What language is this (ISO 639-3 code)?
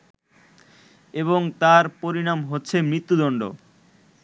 ben